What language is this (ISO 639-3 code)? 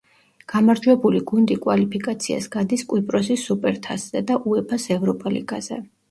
kat